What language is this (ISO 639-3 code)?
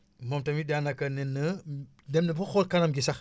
wol